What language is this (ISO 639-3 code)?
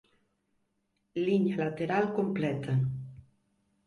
glg